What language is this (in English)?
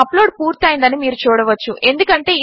Telugu